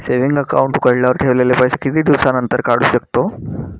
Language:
Marathi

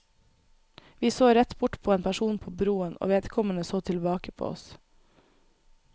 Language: Norwegian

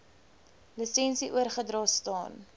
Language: Afrikaans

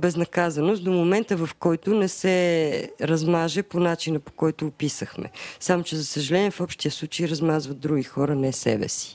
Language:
Bulgarian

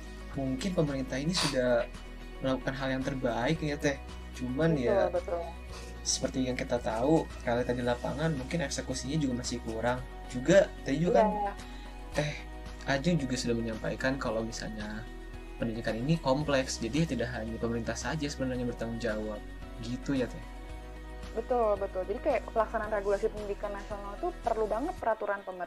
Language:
Indonesian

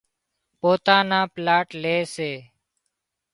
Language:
Wadiyara Koli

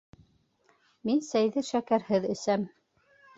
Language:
Bashkir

